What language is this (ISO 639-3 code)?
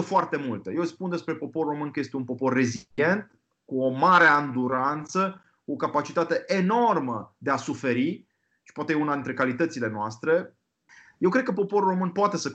ron